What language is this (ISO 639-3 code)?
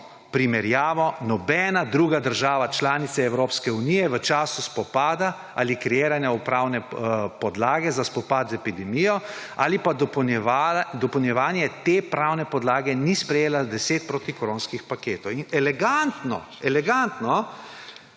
slv